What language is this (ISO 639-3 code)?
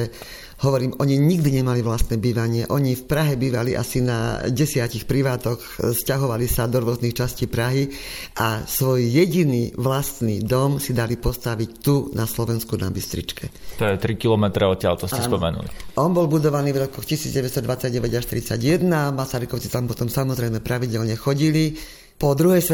slk